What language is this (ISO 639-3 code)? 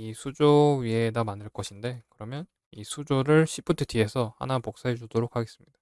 kor